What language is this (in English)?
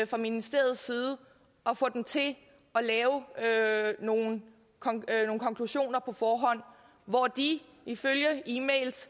Danish